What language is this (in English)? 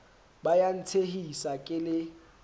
Southern Sotho